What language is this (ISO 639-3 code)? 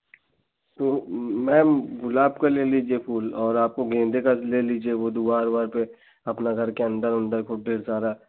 hin